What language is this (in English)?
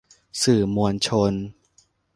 Thai